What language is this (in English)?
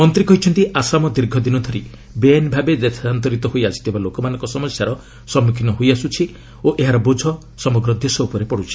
Odia